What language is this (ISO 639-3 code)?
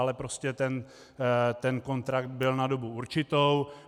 ces